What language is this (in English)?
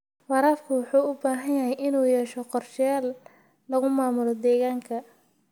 Somali